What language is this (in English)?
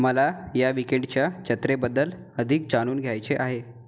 Marathi